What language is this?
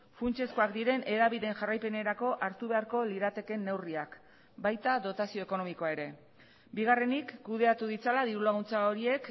Basque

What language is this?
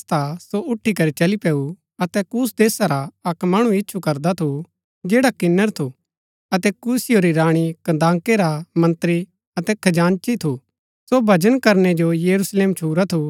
Gaddi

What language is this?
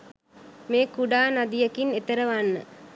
Sinhala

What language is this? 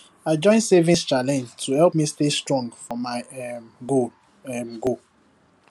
Nigerian Pidgin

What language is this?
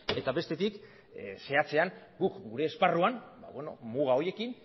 Basque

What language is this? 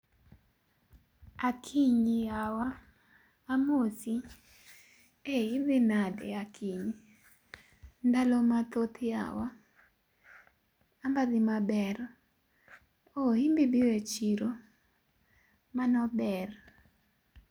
Luo (Kenya and Tanzania)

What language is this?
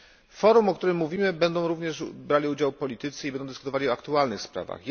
Polish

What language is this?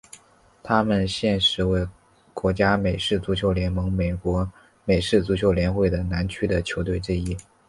Chinese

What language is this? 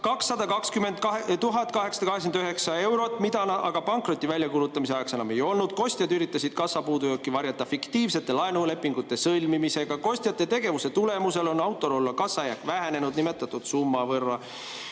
Estonian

